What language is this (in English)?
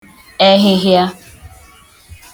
Igbo